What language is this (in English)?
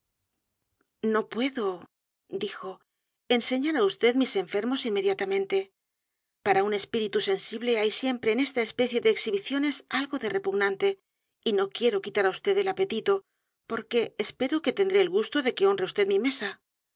Spanish